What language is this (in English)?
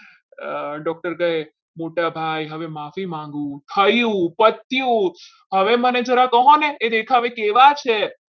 Gujarati